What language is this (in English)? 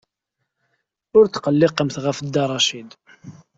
Kabyle